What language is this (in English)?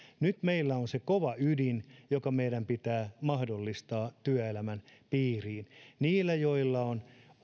Finnish